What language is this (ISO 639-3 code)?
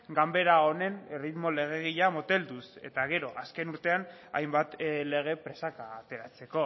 eus